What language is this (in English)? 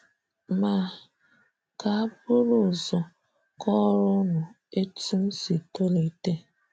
Igbo